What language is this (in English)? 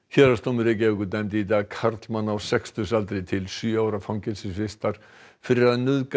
Icelandic